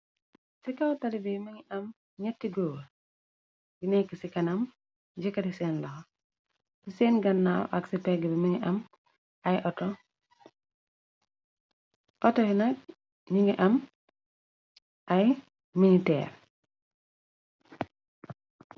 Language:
Wolof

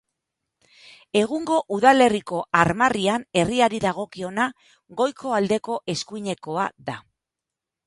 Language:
Basque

